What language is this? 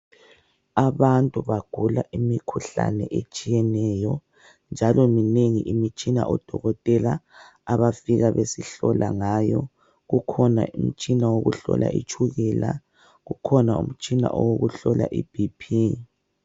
North Ndebele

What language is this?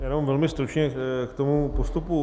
Czech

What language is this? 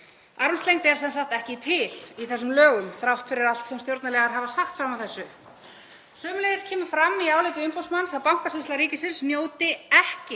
Icelandic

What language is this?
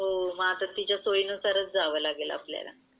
Marathi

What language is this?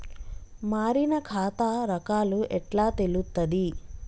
Telugu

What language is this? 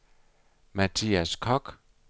Danish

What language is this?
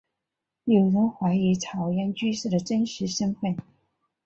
Chinese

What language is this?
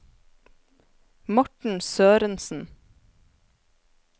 Norwegian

